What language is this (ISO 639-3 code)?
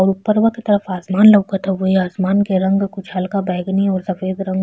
bho